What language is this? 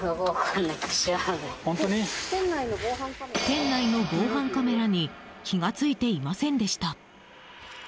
Japanese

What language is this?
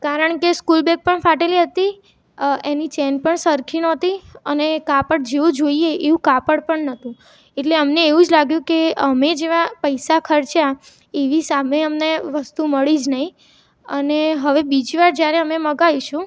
Gujarati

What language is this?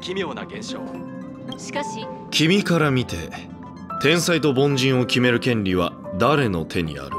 Japanese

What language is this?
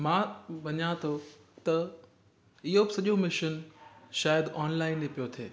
Sindhi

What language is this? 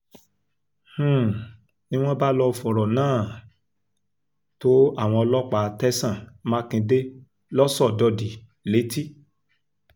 Yoruba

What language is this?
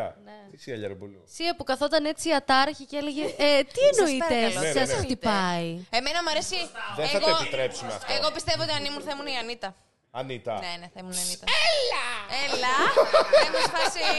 Greek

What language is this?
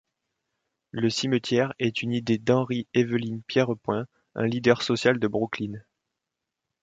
French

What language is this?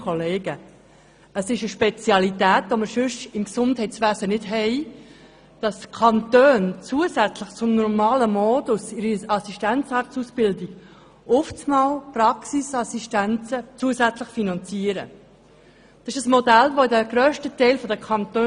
Swiss German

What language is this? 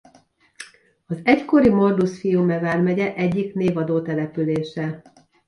Hungarian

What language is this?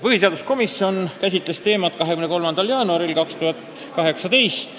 Estonian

